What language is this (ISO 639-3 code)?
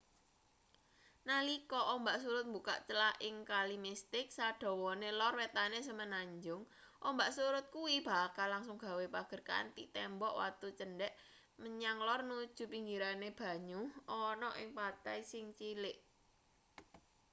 jav